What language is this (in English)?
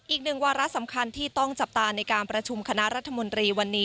Thai